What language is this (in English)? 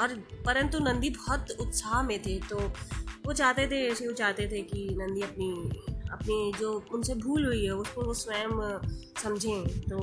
Hindi